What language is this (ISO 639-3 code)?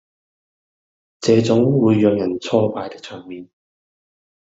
yue